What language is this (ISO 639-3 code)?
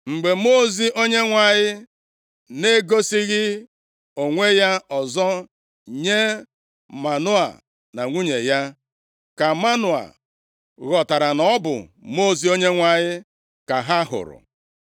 ibo